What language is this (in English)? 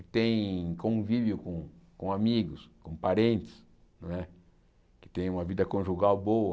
Portuguese